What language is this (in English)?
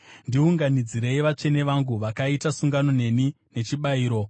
Shona